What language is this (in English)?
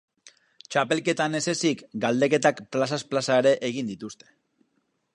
Basque